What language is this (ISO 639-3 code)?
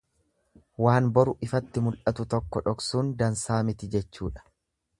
orm